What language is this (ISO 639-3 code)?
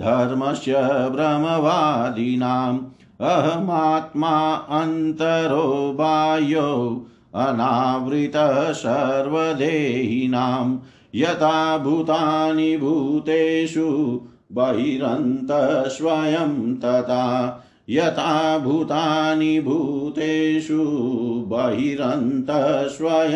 hin